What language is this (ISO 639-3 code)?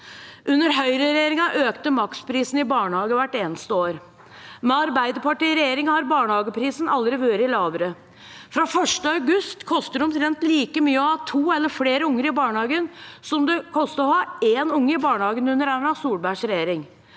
nor